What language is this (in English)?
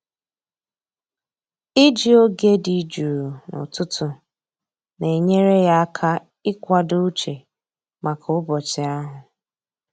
Igbo